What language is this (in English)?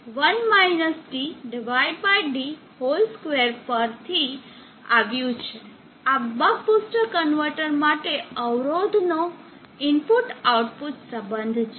Gujarati